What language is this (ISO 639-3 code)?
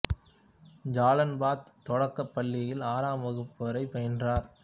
tam